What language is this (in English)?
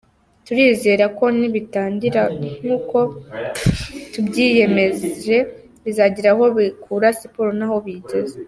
Kinyarwanda